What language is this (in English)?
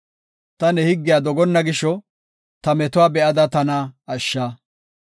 Gofa